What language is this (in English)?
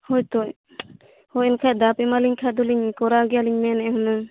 Santali